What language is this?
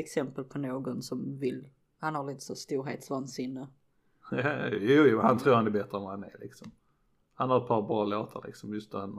Swedish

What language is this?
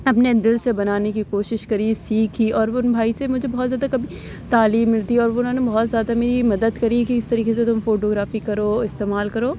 Urdu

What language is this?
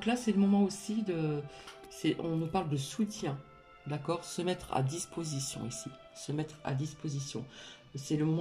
French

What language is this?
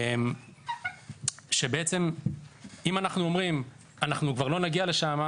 Hebrew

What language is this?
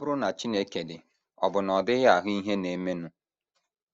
Igbo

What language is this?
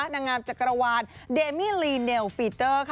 Thai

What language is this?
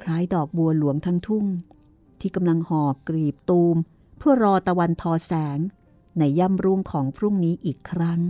Thai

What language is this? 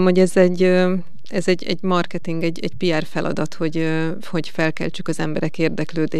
Hungarian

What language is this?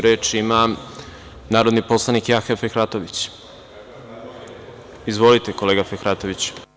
Serbian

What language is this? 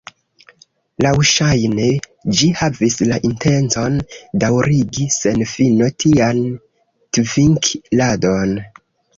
Esperanto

